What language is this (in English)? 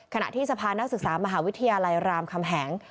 Thai